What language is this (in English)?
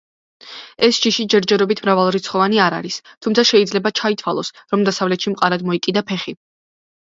Georgian